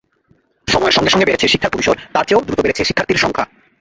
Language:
Bangla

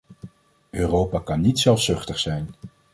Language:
Dutch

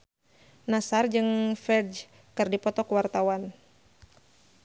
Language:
Sundanese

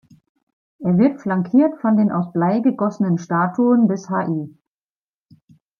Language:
German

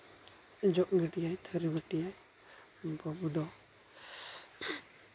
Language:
Santali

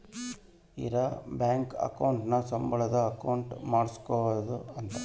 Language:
Kannada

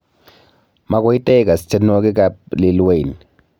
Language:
Kalenjin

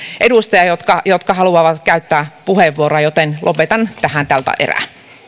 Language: Finnish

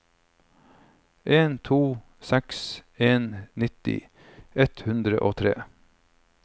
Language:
Norwegian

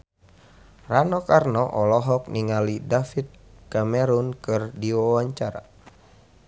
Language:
Sundanese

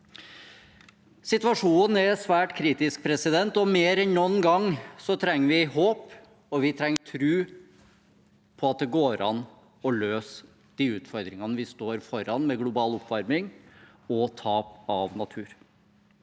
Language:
Norwegian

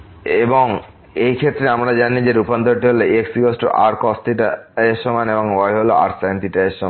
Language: Bangla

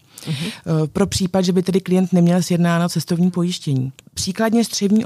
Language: Czech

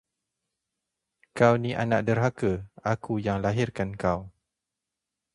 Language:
Malay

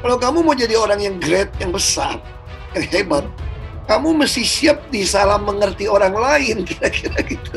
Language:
Indonesian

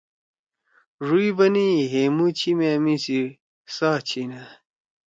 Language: Torwali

